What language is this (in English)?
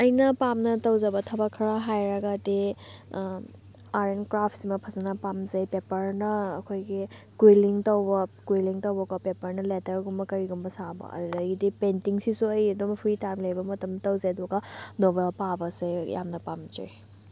Manipuri